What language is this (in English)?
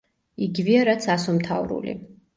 Georgian